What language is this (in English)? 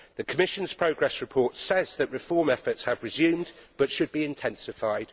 English